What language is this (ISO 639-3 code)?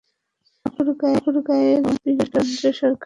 ben